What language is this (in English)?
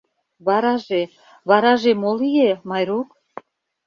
Mari